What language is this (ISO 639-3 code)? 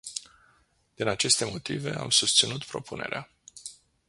ron